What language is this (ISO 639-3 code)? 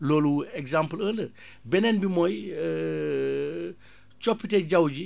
wol